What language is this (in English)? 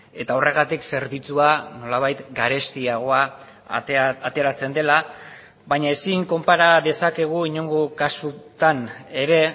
Basque